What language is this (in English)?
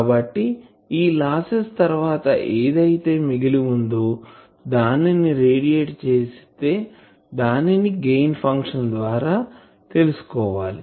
Telugu